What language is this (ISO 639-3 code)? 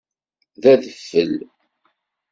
kab